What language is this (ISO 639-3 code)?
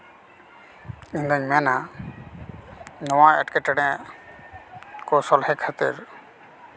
sat